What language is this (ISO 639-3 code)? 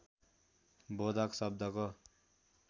nep